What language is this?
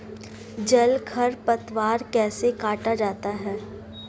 Hindi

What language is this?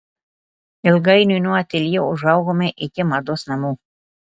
Lithuanian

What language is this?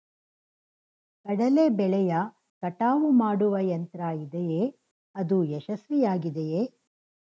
Kannada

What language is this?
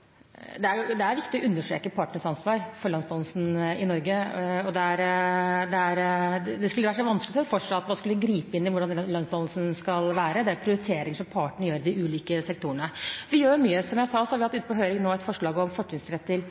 Norwegian Bokmål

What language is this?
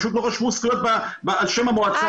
Hebrew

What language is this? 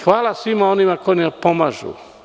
Serbian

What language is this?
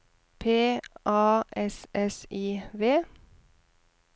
Norwegian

